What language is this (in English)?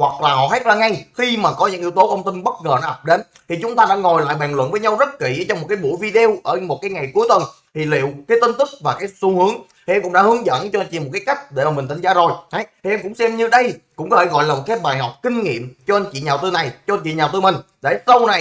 Vietnamese